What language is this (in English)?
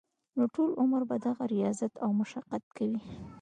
Pashto